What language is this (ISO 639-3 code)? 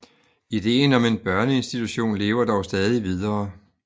dan